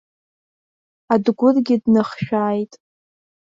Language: Abkhazian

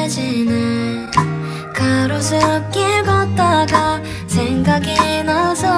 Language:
Korean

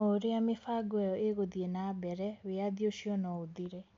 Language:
Kikuyu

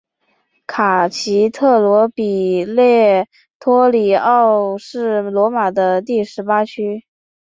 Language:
Chinese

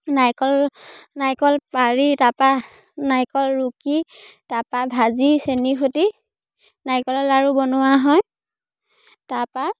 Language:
Assamese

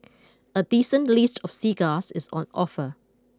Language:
English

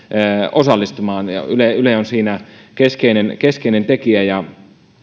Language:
Finnish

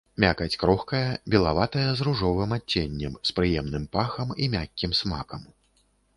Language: Belarusian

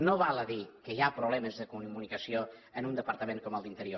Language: Catalan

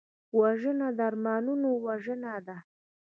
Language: Pashto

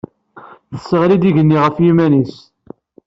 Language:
Kabyle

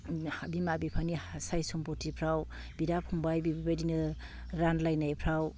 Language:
Bodo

